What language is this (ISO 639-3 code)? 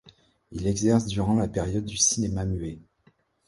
fra